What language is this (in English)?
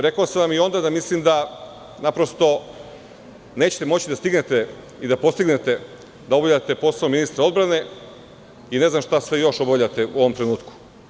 Serbian